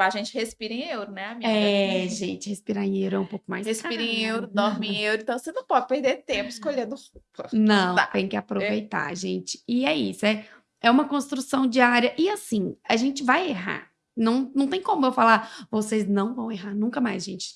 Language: Portuguese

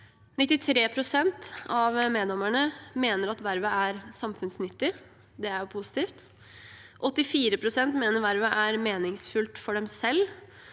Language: Norwegian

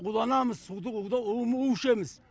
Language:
Kazakh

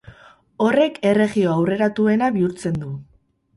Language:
Basque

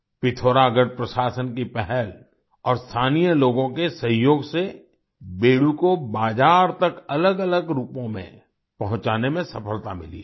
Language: Hindi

